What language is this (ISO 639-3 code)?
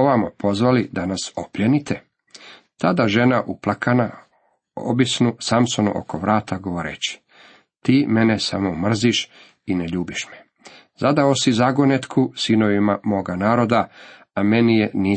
hrv